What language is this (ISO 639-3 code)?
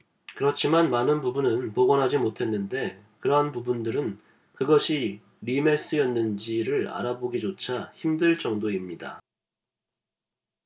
kor